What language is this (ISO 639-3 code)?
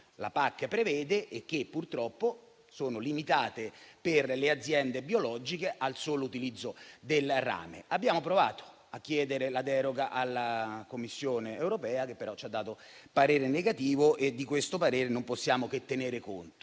ita